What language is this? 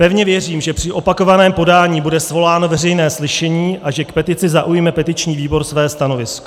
Czech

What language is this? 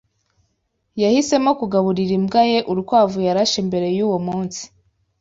Kinyarwanda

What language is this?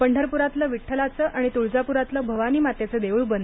Marathi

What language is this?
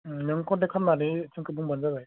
Bodo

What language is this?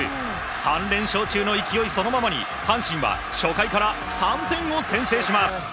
Japanese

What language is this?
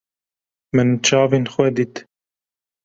Kurdish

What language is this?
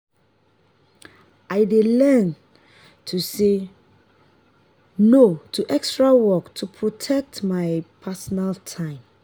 Nigerian Pidgin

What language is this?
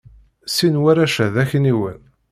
Kabyle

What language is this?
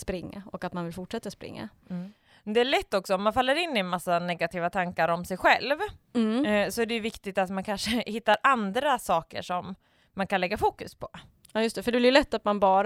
Swedish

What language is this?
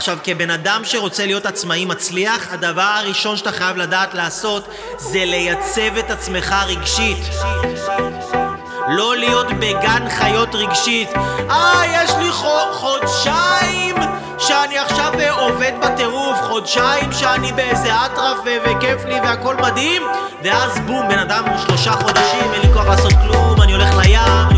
Hebrew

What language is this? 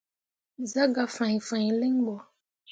Mundang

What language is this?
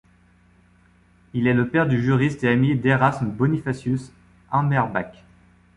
French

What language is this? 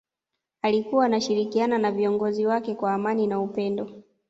Swahili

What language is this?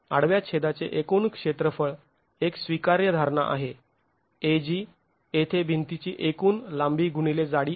Marathi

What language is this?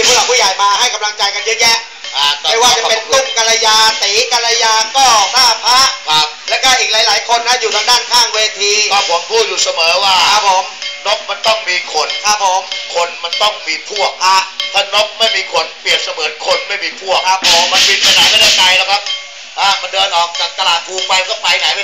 Thai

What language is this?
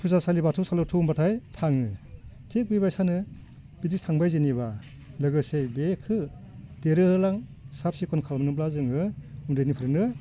Bodo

